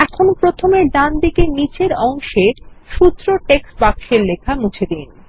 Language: Bangla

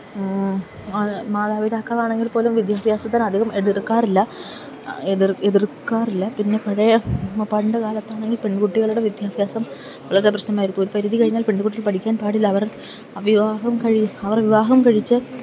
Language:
Malayalam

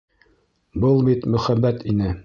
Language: Bashkir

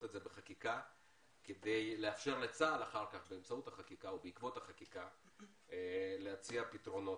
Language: Hebrew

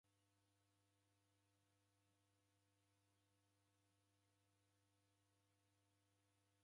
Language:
Taita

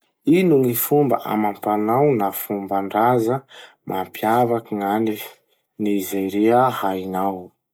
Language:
Masikoro Malagasy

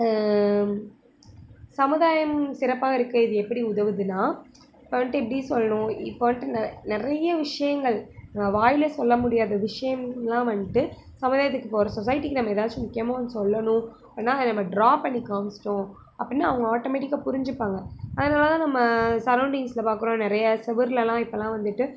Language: Tamil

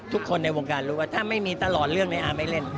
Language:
Thai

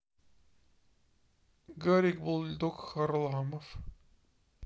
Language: Russian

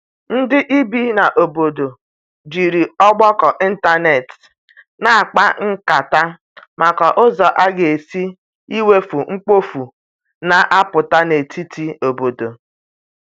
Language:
Igbo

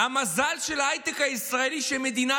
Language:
Hebrew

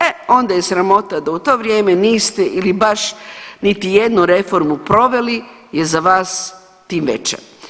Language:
Croatian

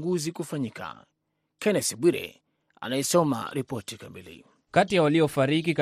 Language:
Swahili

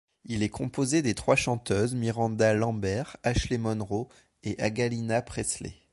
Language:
French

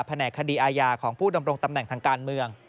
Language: Thai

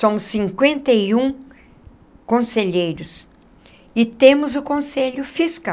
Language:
Portuguese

